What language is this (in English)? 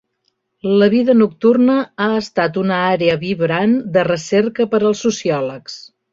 Catalan